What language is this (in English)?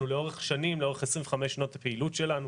Hebrew